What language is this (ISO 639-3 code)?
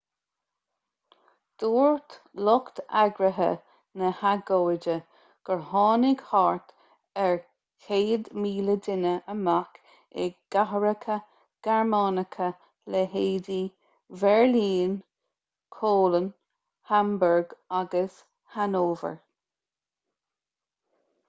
gle